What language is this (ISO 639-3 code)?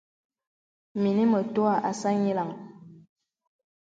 beb